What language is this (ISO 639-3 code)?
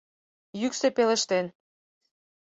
chm